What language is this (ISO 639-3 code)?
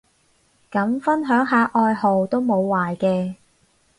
yue